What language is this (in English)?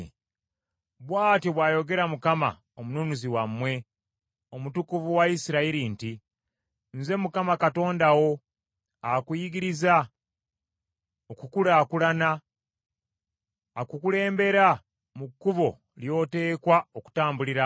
Ganda